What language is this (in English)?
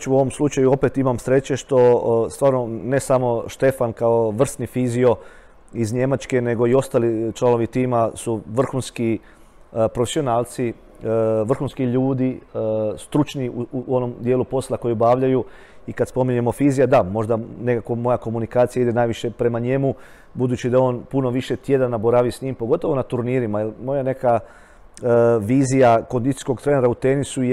Croatian